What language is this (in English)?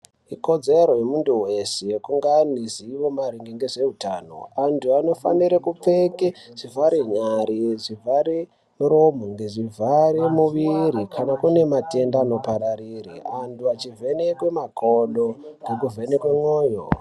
Ndau